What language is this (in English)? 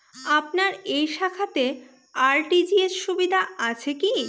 Bangla